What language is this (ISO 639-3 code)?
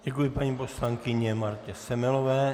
ces